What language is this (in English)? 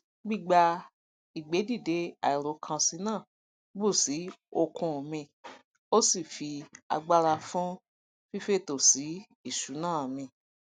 Yoruba